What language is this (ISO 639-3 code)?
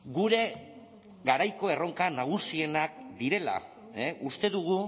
eus